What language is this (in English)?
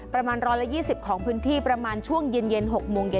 Thai